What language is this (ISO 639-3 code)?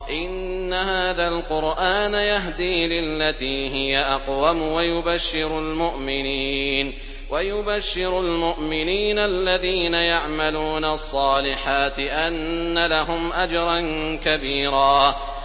ara